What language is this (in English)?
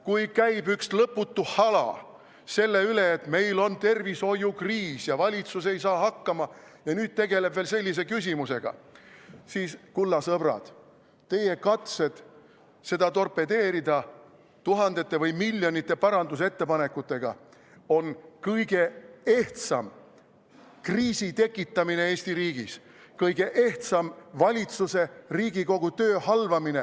Estonian